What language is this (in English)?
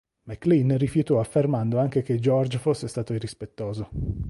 Italian